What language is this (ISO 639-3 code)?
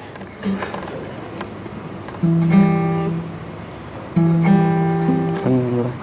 vie